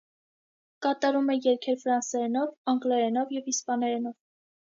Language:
Armenian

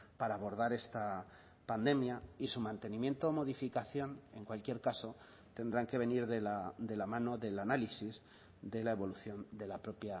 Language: Spanish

